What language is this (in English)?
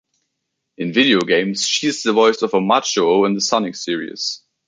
English